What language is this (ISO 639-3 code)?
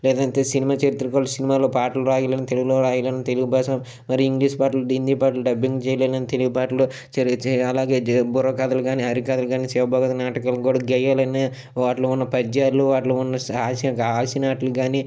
tel